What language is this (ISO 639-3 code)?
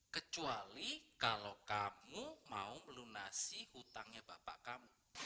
ind